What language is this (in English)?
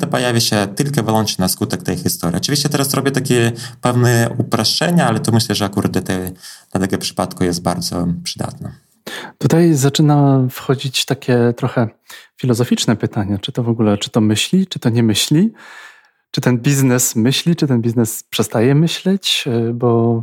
Polish